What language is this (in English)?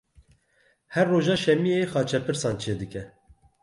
Kurdish